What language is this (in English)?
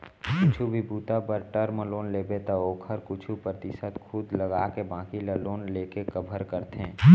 Chhattisgarhi